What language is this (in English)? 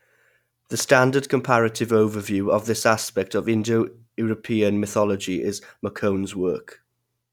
English